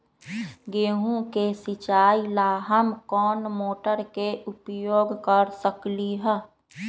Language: Magahi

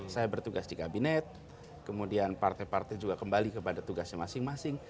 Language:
Indonesian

